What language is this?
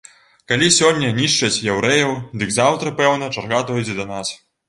Belarusian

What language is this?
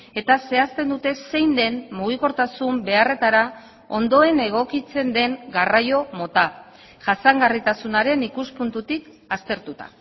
Basque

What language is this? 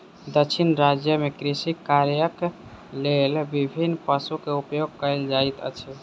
Maithili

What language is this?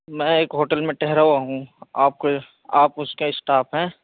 Urdu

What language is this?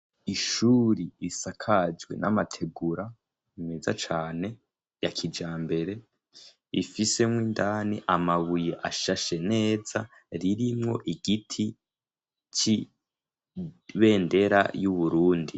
Rundi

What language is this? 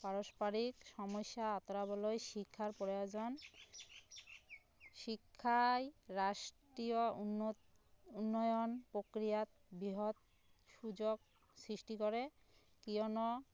Assamese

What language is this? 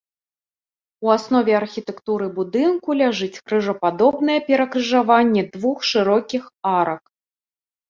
Belarusian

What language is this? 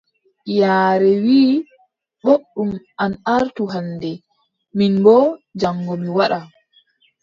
Adamawa Fulfulde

